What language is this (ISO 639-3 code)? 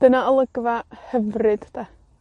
cym